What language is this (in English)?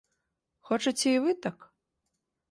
Belarusian